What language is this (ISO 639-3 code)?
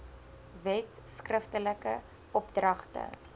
afr